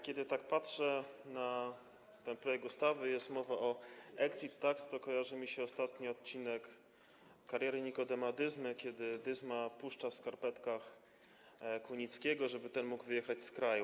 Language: Polish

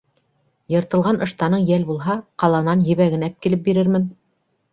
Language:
Bashkir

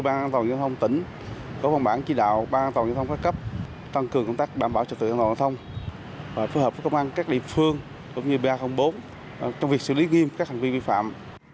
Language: Vietnamese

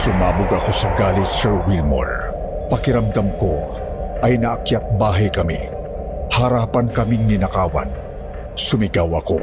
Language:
Filipino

